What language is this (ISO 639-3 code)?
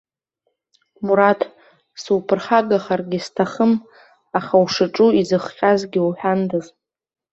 abk